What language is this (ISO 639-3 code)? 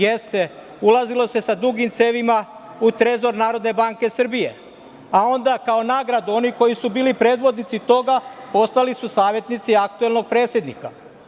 srp